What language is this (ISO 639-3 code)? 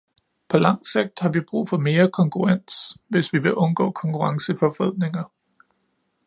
dan